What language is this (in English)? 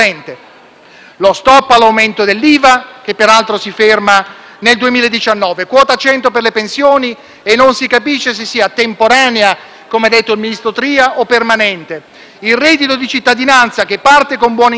Italian